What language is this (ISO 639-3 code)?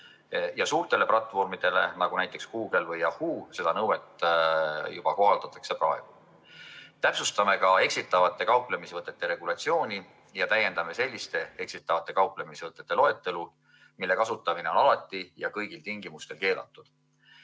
est